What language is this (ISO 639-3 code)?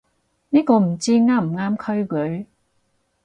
yue